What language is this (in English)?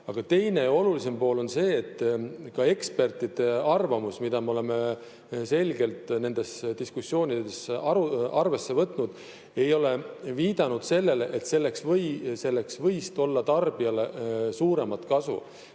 Estonian